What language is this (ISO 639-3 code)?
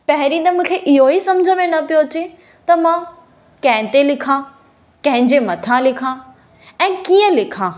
snd